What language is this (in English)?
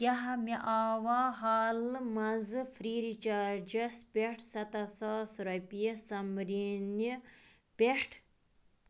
Kashmiri